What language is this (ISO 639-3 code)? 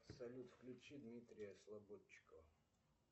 rus